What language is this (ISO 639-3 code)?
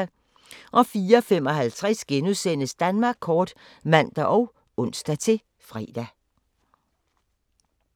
dan